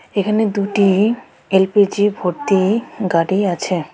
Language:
Bangla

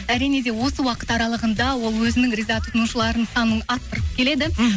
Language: Kazakh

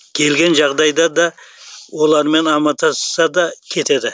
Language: Kazakh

